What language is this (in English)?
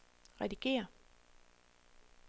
Danish